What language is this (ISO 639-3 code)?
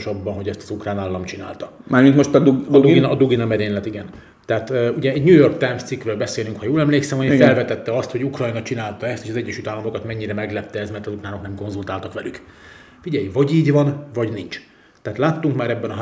hun